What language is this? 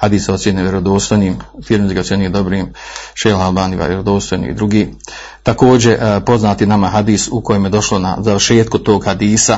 Croatian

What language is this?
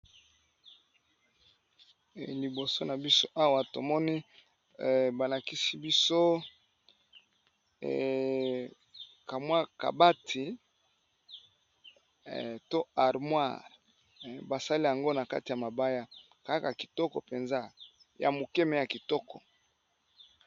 Lingala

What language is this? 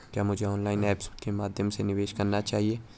Hindi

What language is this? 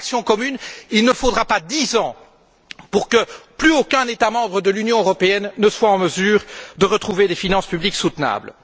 French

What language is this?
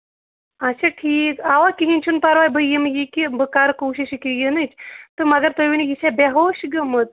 Kashmiri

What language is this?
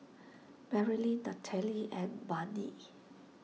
English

